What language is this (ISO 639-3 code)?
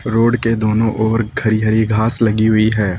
hin